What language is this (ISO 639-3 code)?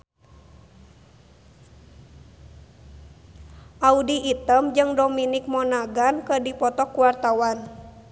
sun